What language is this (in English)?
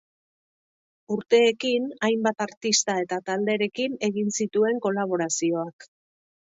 Basque